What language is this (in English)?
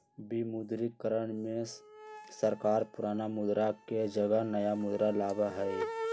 Magahi